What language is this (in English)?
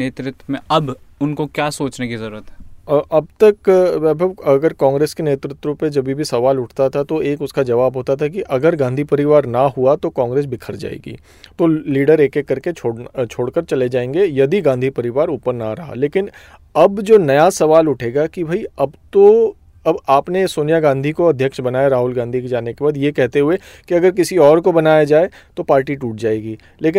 Hindi